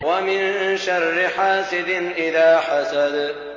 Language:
Arabic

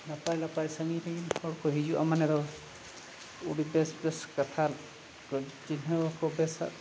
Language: Santali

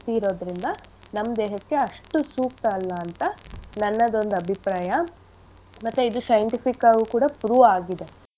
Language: Kannada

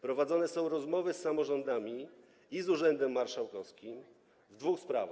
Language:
Polish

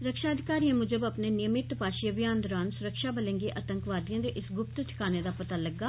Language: Dogri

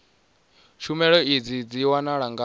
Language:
Venda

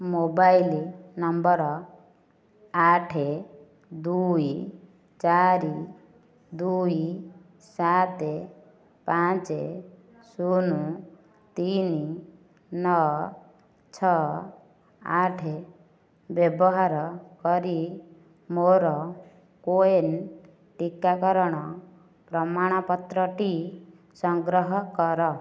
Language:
Odia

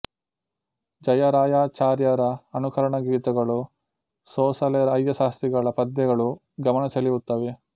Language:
Kannada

